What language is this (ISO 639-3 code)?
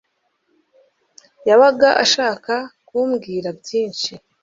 kin